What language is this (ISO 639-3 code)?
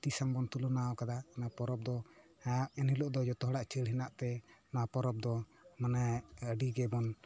sat